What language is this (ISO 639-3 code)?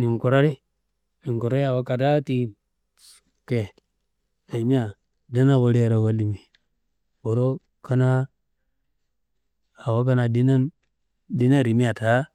kbl